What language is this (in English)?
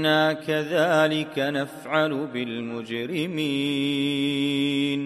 Arabic